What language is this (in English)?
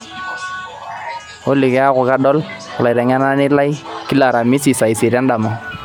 Masai